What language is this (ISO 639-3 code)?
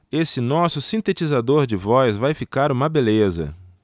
por